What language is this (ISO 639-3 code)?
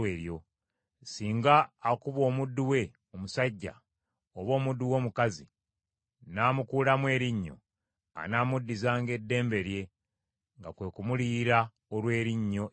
lug